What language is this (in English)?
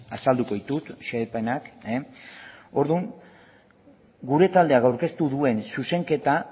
Basque